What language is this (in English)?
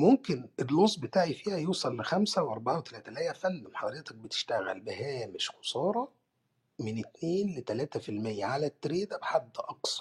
Arabic